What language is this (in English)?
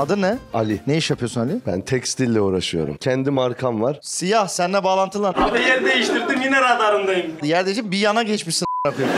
Turkish